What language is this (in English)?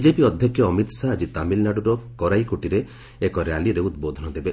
Odia